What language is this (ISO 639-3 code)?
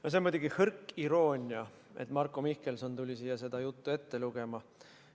est